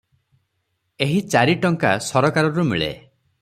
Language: Odia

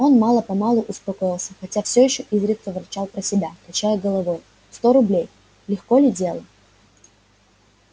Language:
Russian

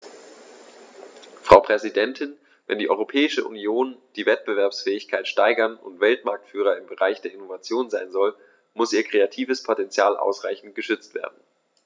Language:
German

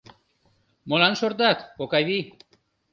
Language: Mari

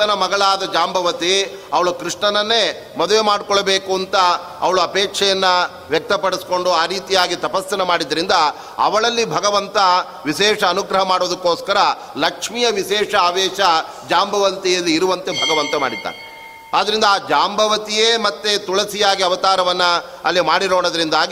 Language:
Kannada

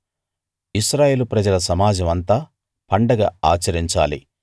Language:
Telugu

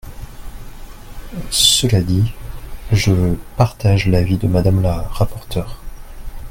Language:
French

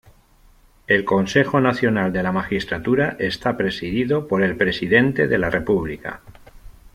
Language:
Spanish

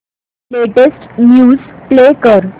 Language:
Marathi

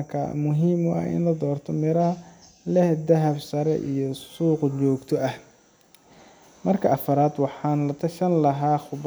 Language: Somali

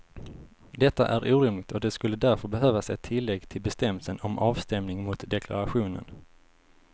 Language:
Swedish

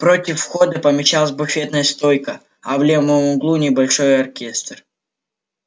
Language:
Russian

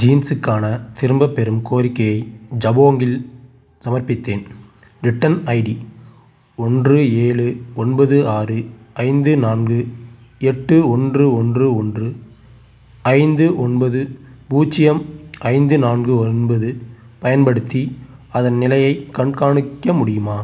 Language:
Tamil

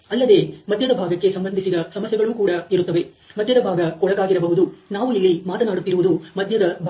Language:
Kannada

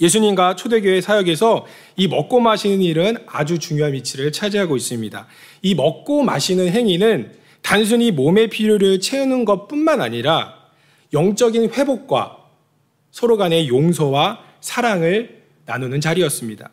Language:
Korean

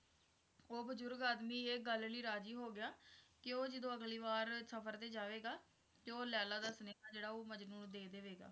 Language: Punjabi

